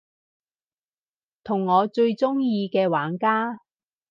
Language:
Cantonese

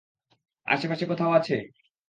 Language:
Bangla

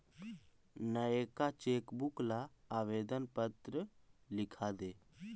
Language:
Magahi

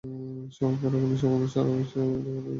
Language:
Bangla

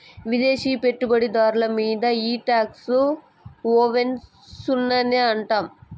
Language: Telugu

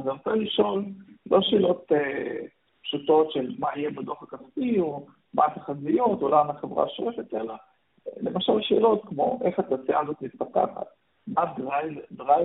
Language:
Hebrew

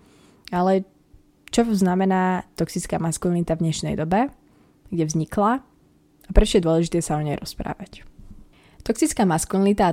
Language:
Slovak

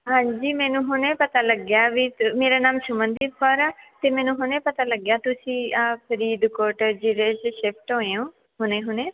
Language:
Punjabi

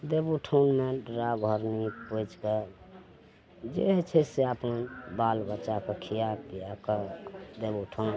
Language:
Maithili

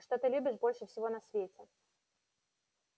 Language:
Russian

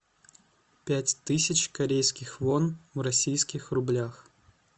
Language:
Russian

